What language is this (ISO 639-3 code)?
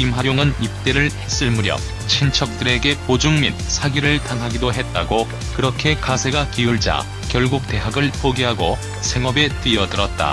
kor